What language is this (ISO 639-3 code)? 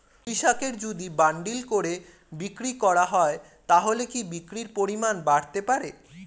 ben